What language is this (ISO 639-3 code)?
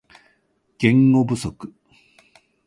jpn